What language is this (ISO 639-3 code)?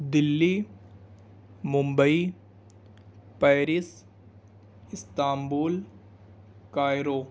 urd